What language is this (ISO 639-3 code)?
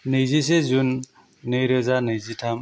brx